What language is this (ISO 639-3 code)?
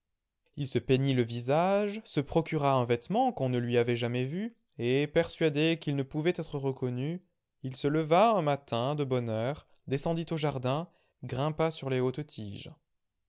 fra